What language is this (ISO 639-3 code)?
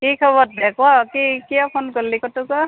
asm